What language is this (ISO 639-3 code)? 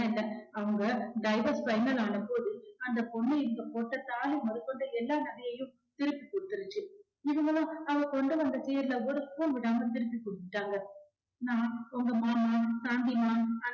tam